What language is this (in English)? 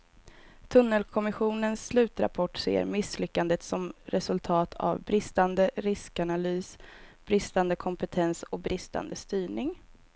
Swedish